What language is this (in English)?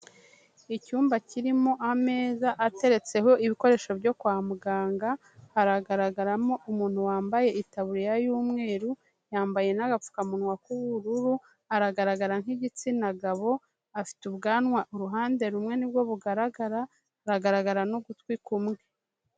Kinyarwanda